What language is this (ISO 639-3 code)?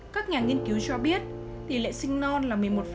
vie